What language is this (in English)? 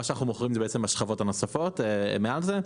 Hebrew